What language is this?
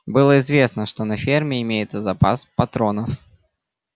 Russian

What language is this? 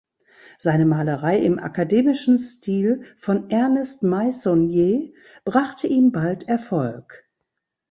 German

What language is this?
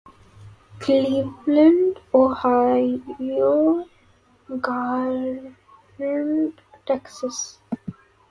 Urdu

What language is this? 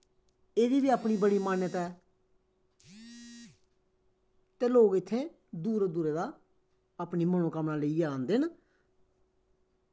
Dogri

